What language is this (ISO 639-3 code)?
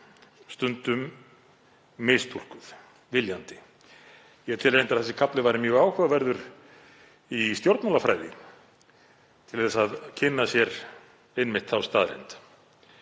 isl